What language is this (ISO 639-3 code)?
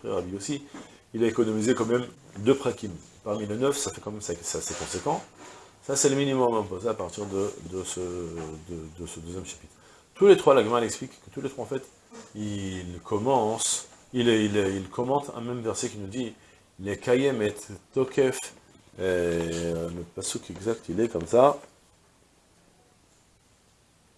fra